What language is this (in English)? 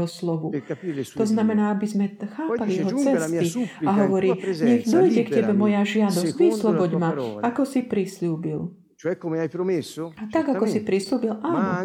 Slovak